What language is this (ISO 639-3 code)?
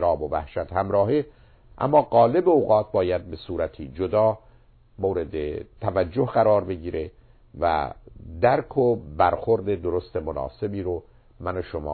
fas